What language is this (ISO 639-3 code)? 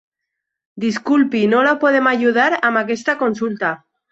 cat